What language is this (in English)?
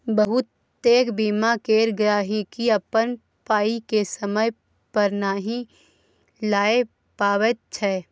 Maithili